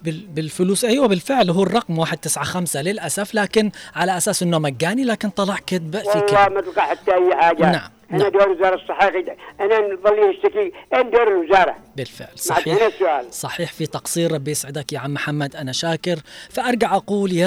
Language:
Arabic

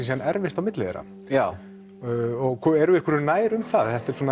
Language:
Icelandic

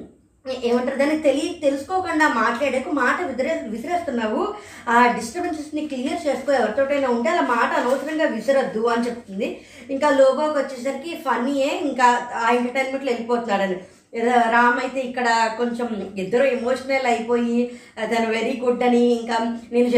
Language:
Telugu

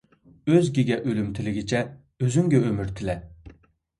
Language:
Uyghur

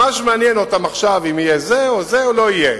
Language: Hebrew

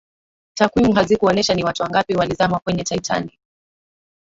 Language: Swahili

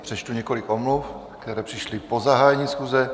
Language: Czech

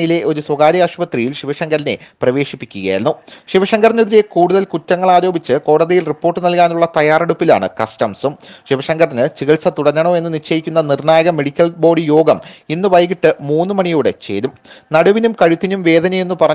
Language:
Korean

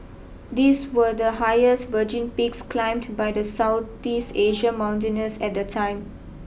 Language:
English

